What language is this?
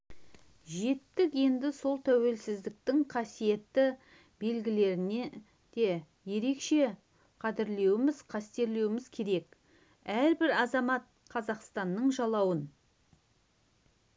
Kazakh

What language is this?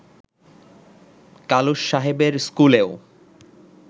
Bangla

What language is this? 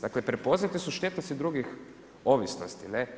Croatian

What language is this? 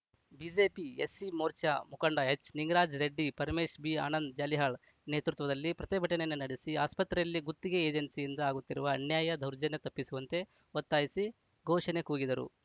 Kannada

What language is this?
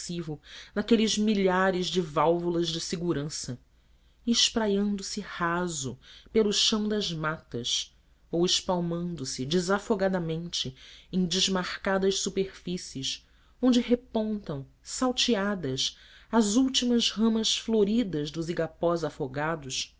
Portuguese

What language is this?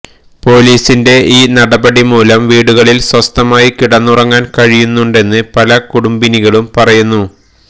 Malayalam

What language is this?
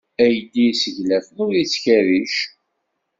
Kabyle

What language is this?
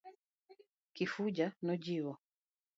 Luo (Kenya and Tanzania)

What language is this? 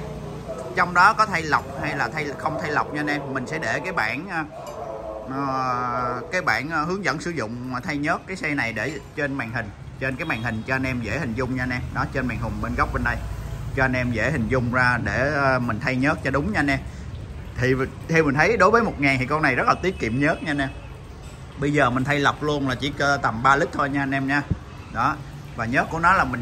Vietnamese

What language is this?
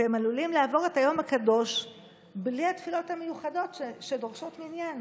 Hebrew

